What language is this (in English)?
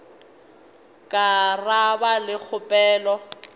Northern Sotho